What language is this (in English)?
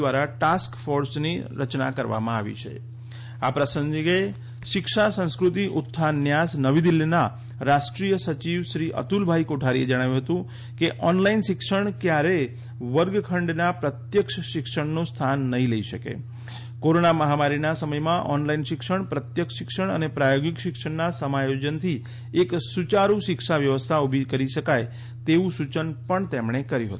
Gujarati